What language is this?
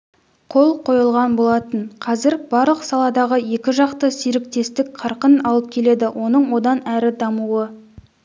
Kazakh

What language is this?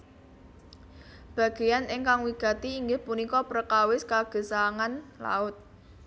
Javanese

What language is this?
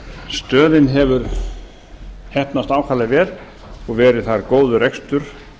Icelandic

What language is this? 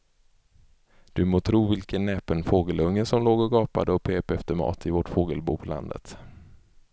Swedish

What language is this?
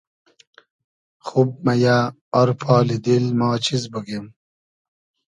Hazaragi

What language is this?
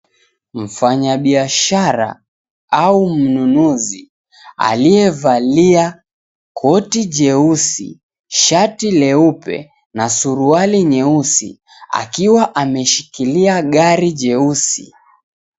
Swahili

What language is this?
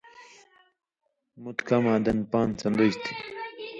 Indus Kohistani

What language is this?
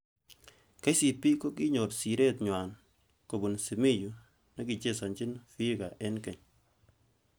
Kalenjin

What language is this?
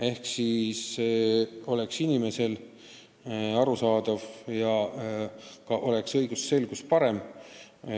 Estonian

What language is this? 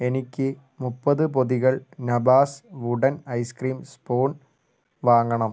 Malayalam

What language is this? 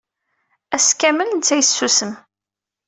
Kabyle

